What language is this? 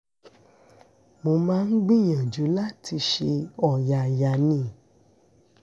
Yoruba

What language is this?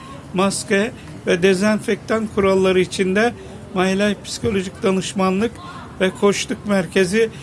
Turkish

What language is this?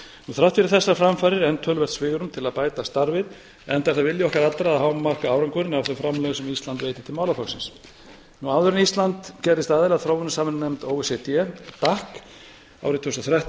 Icelandic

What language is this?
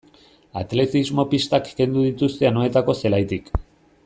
Basque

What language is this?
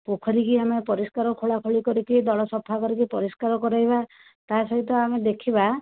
Odia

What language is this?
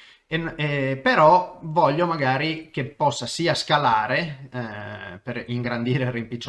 Italian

